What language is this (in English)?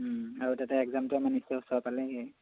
Assamese